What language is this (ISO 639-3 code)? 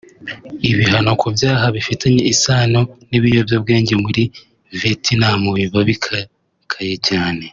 kin